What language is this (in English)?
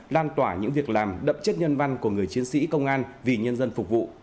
Vietnamese